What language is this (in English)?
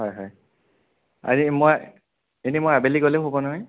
Assamese